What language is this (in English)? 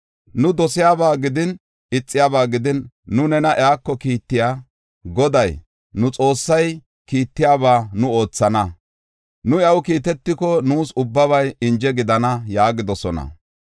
Gofa